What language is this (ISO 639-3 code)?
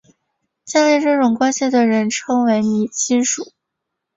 zho